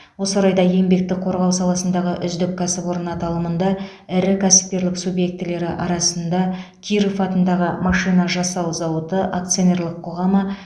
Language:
Kazakh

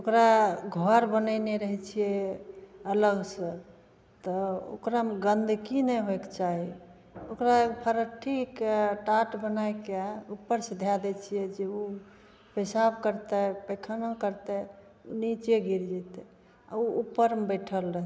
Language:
Maithili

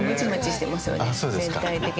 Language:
Japanese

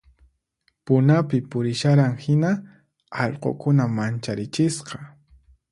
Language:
Puno Quechua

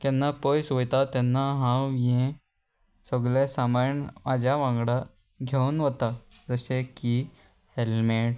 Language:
Konkani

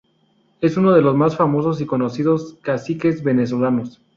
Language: Spanish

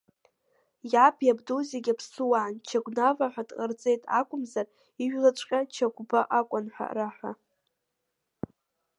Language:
Abkhazian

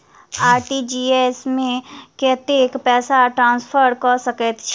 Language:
Maithili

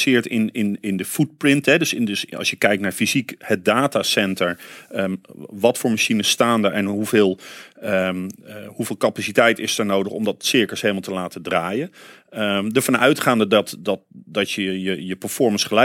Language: Dutch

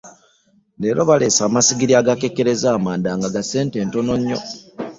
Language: Ganda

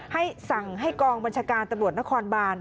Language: Thai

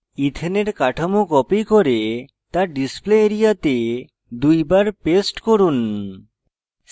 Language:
Bangla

